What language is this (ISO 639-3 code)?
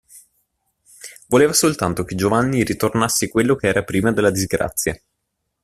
ita